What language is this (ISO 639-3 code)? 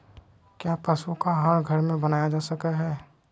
mag